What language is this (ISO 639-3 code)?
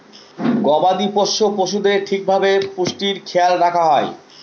ben